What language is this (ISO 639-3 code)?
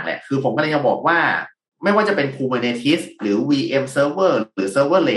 tha